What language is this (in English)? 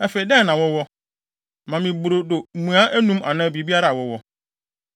Akan